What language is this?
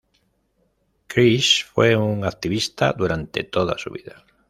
Spanish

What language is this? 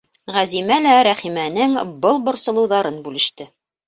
Bashkir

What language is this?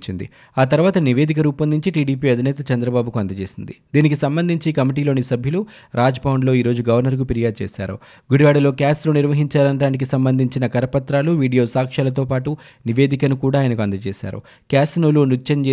Telugu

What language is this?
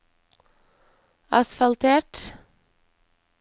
Norwegian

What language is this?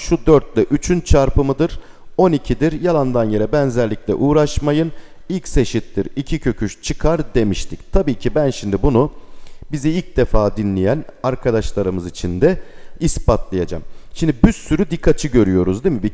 Turkish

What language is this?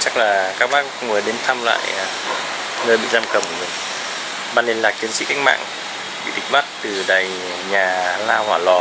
Vietnamese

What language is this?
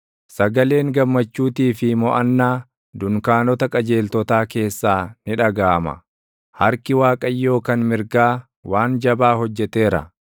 Oromo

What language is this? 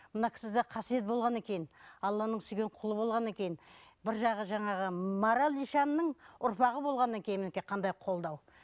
Kazakh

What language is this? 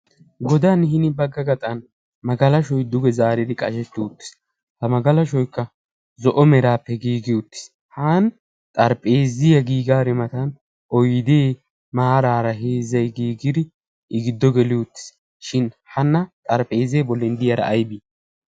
Wolaytta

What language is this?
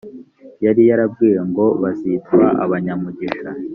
Kinyarwanda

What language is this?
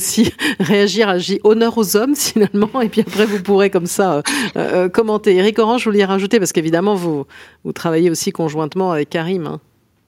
French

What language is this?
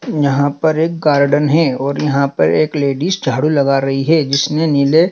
Hindi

